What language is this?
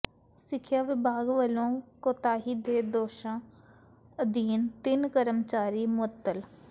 Punjabi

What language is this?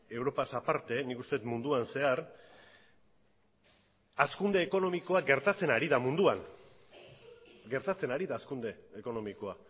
Basque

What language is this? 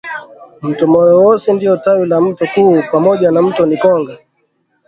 Swahili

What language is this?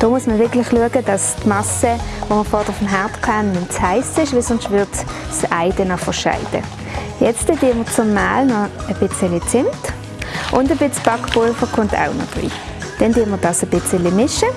German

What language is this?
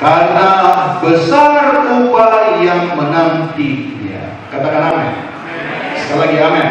Indonesian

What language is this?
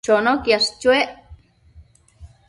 Matsés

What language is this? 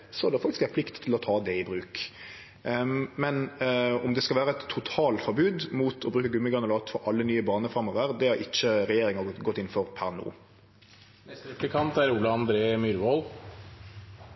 Norwegian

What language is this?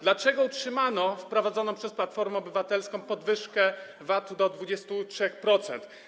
Polish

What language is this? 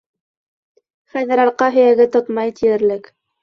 Bashkir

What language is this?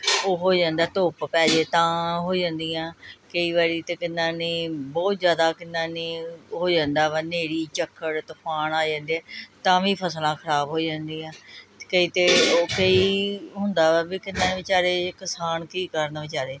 Punjabi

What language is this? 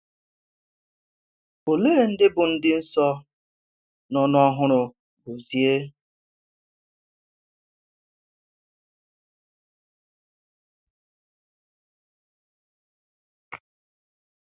Igbo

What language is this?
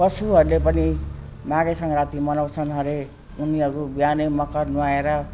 Nepali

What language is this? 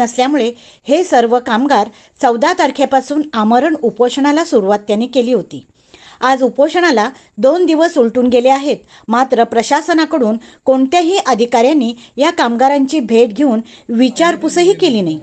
Romanian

